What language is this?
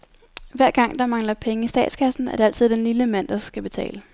Danish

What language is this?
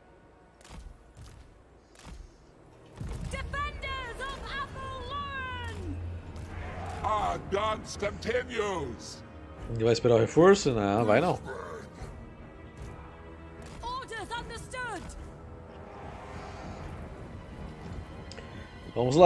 Portuguese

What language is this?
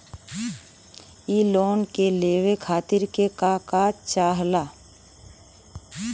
Bhojpuri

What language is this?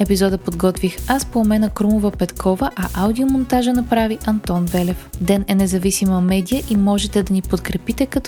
Bulgarian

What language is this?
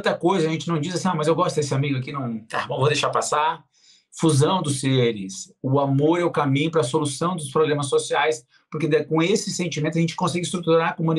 Portuguese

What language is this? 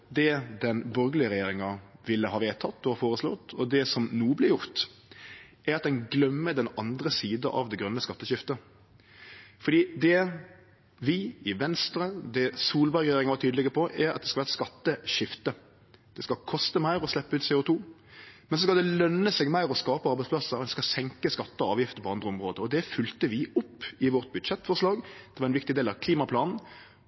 Norwegian Nynorsk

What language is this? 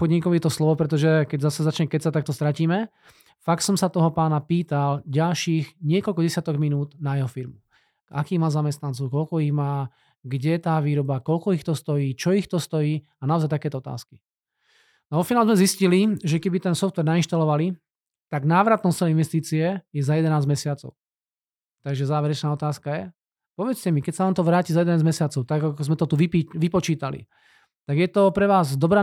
Slovak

